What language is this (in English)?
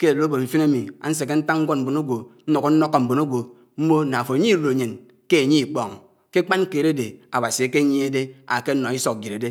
Anaang